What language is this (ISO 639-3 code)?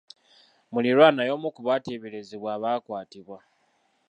lug